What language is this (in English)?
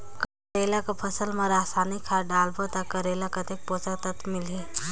Chhattisgarhi